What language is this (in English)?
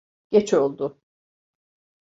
Turkish